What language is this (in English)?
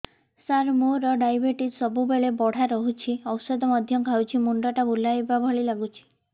Odia